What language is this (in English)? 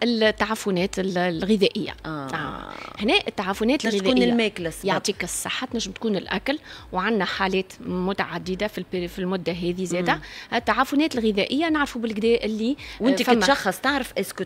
Arabic